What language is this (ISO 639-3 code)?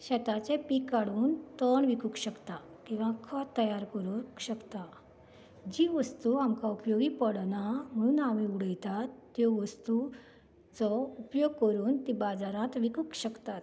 kok